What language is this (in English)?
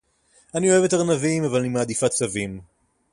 Hebrew